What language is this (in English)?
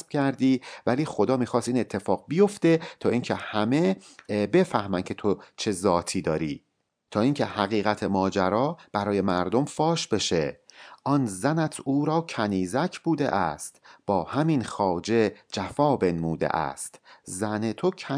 Persian